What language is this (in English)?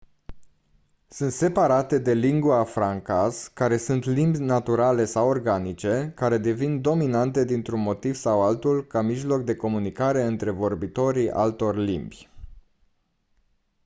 Romanian